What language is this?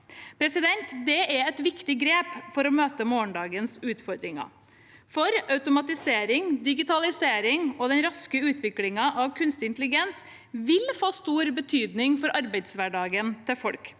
Norwegian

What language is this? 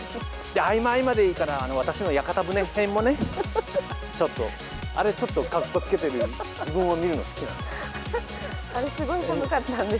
Japanese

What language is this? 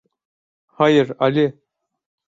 Turkish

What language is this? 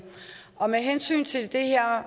Danish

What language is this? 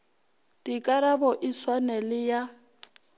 Northern Sotho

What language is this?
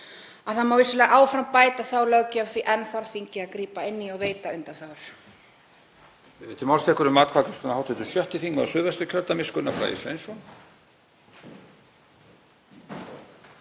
Icelandic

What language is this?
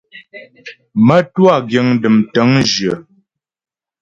Ghomala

